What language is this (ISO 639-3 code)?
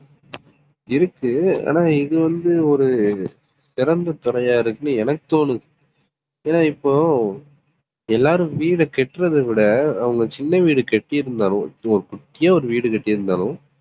tam